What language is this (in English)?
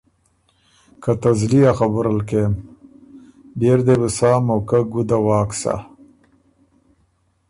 Ormuri